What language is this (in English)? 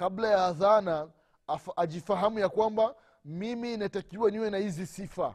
Swahili